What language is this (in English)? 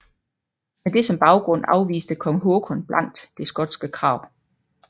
Danish